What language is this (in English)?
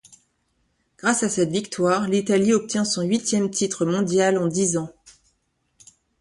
French